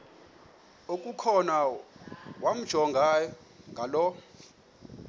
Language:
Xhosa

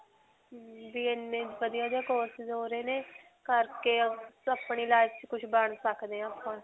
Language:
Punjabi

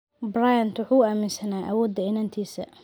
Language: Somali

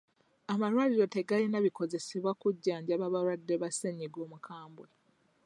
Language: Ganda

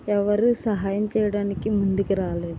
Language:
Telugu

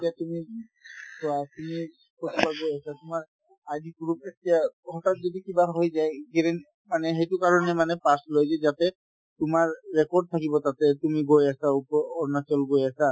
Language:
Assamese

